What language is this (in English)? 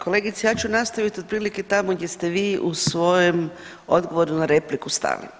Croatian